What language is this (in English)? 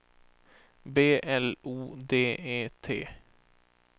Swedish